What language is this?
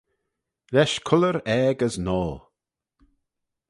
Manx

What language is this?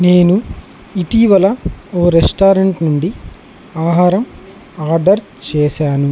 Telugu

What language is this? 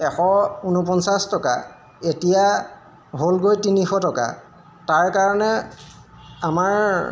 Assamese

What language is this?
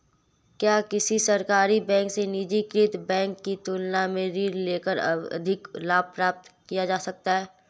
Hindi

